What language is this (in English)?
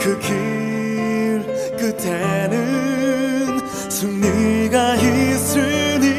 Korean